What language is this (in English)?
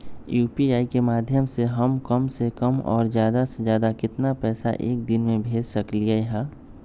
Magahi